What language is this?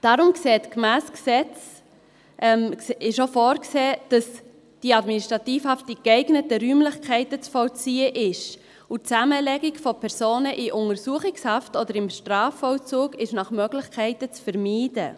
Swiss German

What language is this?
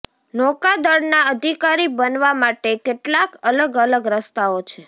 Gujarati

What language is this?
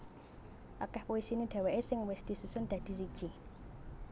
Javanese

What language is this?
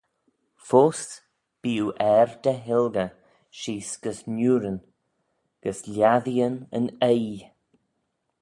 Manx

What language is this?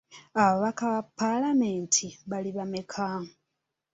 Ganda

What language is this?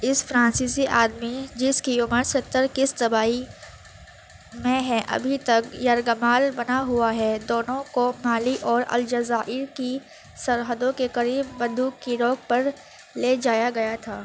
Urdu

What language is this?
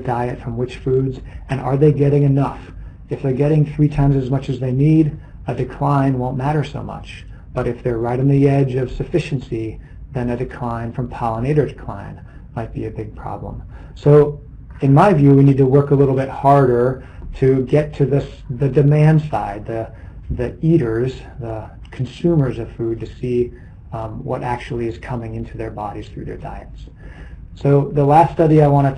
English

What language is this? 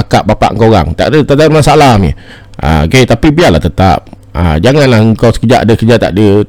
Malay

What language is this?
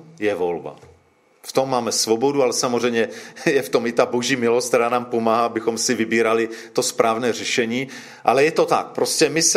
Czech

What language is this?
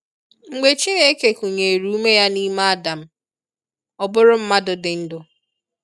Igbo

